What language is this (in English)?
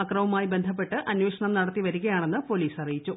Malayalam